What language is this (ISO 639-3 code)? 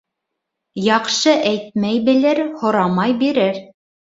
bak